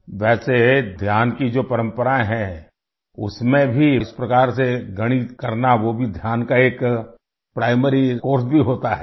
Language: Urdu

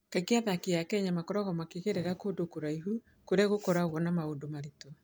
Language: Kikuyu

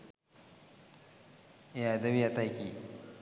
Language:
Sinhala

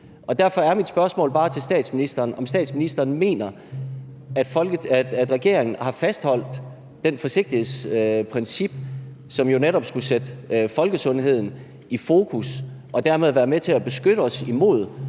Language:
Danish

